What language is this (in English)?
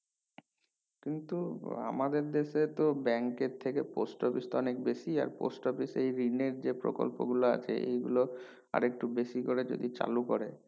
Bangla